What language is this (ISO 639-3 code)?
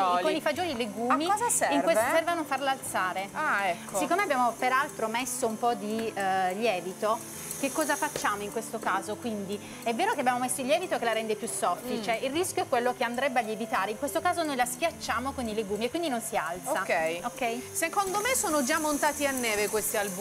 ita